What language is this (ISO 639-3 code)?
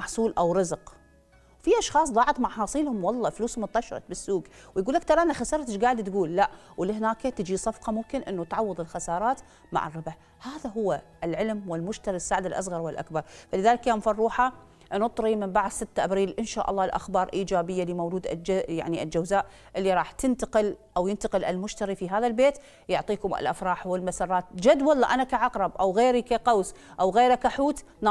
ara